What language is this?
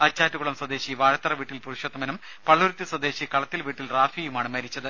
Malayalam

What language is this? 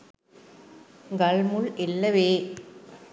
Sinhala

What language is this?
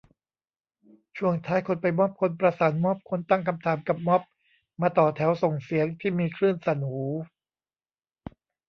Thai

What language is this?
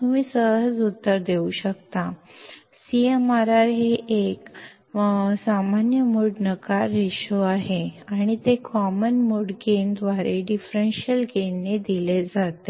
Marathi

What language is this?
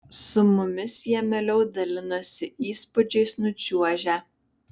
Lithuanian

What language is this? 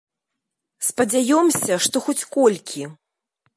Belarusian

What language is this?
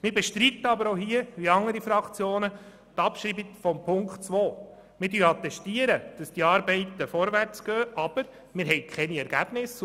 Swiss German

